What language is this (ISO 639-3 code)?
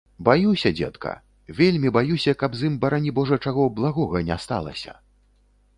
bel